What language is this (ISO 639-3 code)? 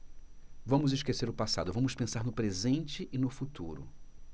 por